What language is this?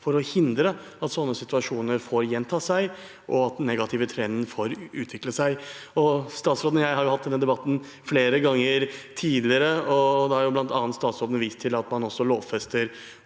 Norwegian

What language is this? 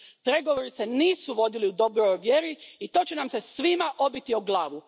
Croatian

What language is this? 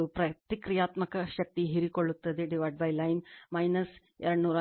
Kannada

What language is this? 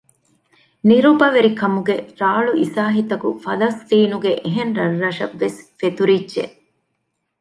Divehi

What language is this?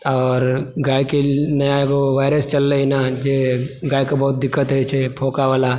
Maithili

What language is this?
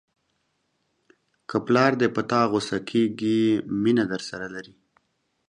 Pashto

